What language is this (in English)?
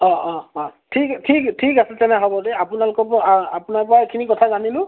Assamese